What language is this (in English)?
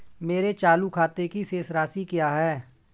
Hindi